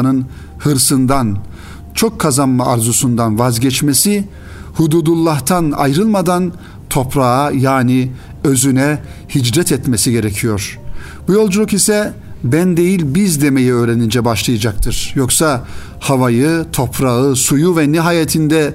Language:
Turkish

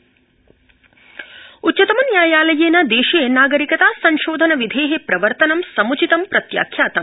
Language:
Sanskrit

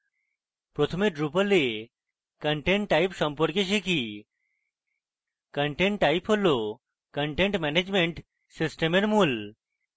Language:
Bangla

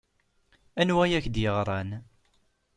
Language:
Kabyle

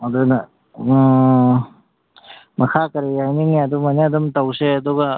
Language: Manipuri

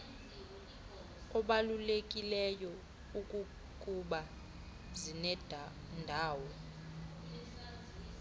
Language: Xhosa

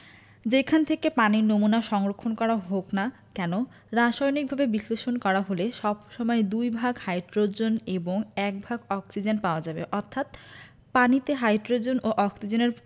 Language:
Bangla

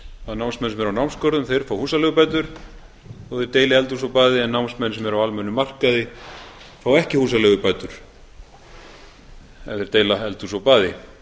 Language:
Icelandic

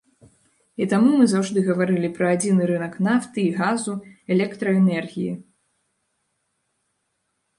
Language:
Belarusian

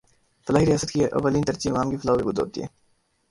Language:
Urdu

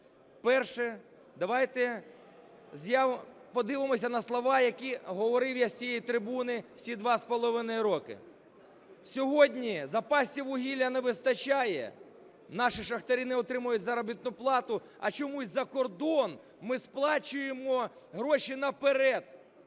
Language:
Ukrainian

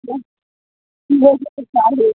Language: Maithili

